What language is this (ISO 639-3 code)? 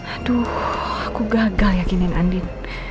ind